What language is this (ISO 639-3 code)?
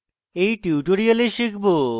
ben